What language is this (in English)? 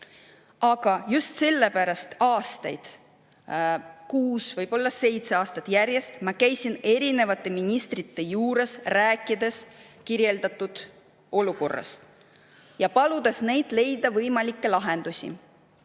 Estonian